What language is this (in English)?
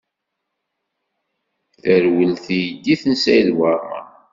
Kabyle